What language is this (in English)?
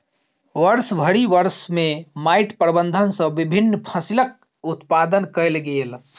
Maithili